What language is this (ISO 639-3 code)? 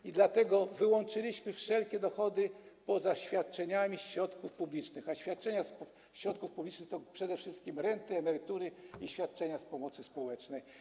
pol